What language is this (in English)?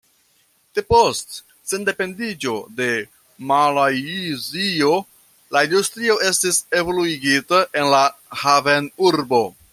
Esperanto